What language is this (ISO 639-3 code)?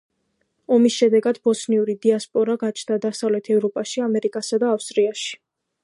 kat